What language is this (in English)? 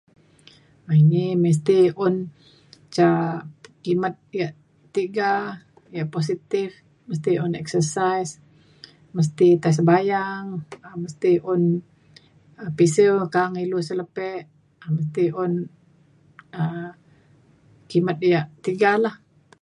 Mainstream Kenyah